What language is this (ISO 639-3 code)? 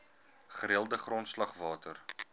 afr